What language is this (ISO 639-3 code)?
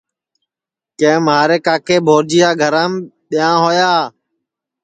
ssi